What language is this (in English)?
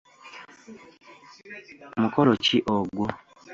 Ganda